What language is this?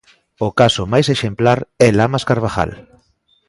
Galician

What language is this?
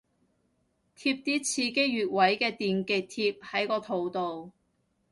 Cantonese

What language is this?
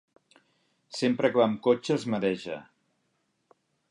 Catalan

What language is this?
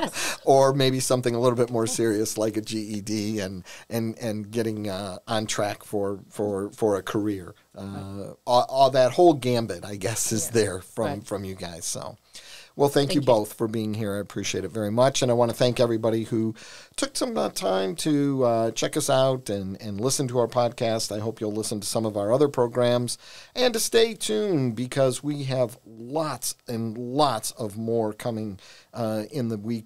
English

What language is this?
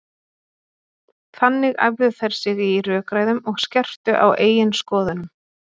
Icelandic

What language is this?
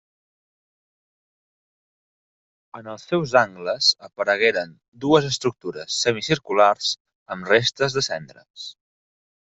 Catalan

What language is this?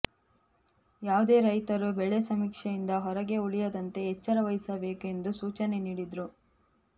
Kannada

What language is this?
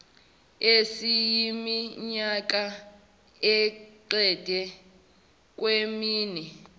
Zulu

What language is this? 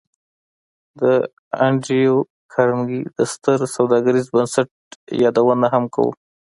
Pashto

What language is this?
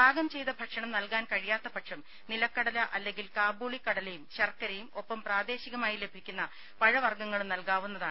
Malayalam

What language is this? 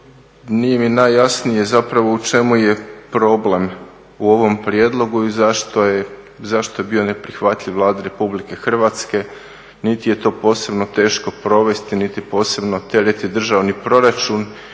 Croatian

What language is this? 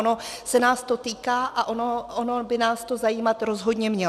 Czech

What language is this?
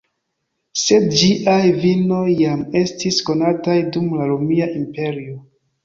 Esperanto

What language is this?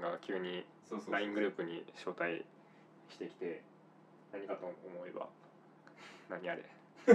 Japanese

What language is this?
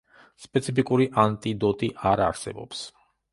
Georgian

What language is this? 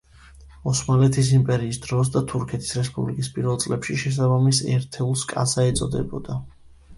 Georgian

